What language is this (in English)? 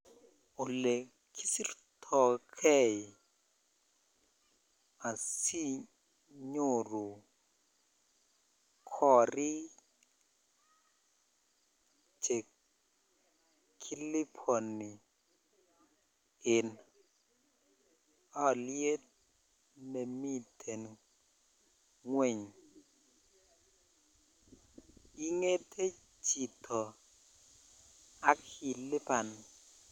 Kalenjin